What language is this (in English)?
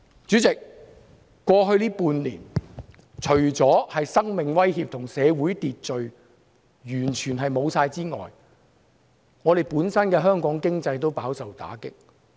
Cantonese